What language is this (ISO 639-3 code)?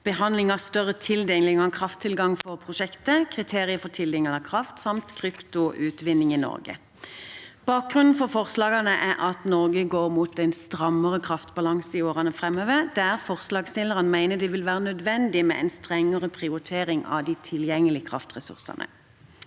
nor